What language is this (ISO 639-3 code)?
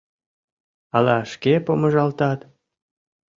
chm